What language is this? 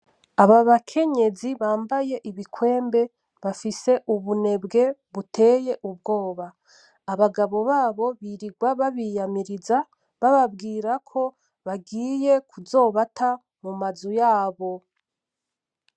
Rundi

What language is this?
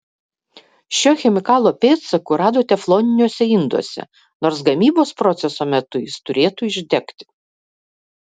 Lithuanian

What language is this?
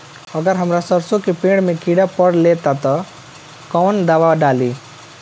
Bhojpuri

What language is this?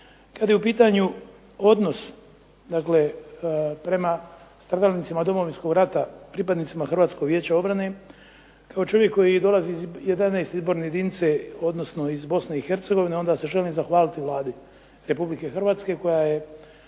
Croatian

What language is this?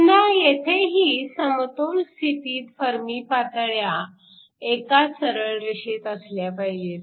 Marathi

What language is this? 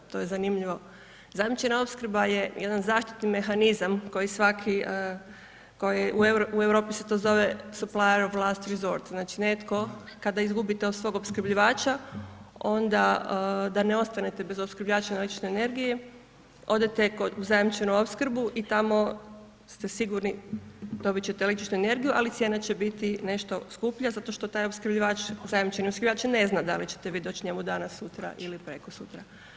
Croatian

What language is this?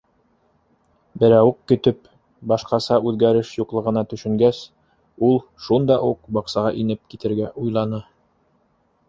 Bashkir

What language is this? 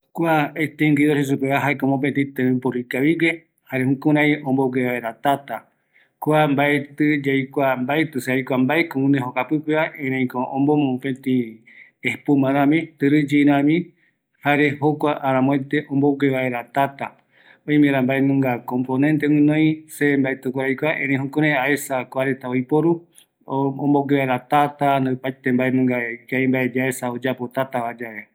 Eastern Bolivian Guaraní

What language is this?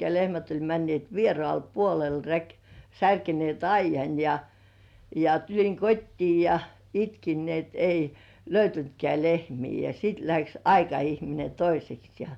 Finnish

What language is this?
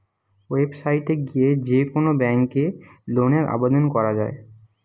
Bangla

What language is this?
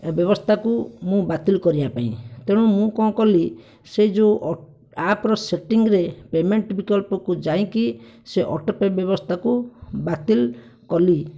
Odia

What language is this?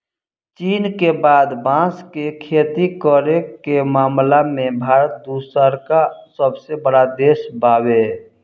Bhojpuri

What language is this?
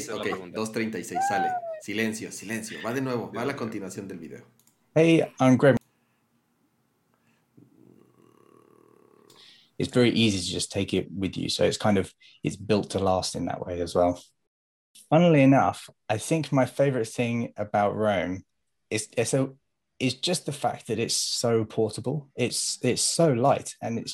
Spanish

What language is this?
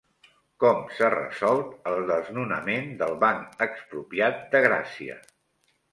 Catalan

